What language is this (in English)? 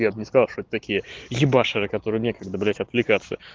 Russian